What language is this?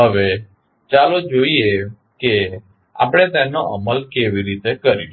Gujarati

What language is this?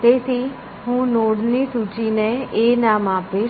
Gujarati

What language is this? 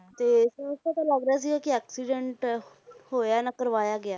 Punjabi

